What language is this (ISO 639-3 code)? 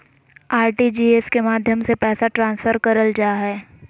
mag